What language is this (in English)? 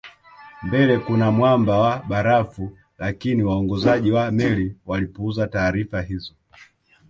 Swahili